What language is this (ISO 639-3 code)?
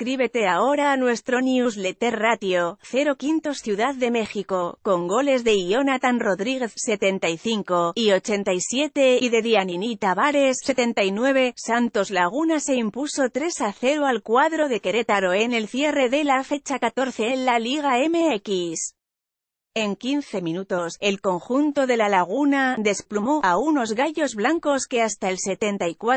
spa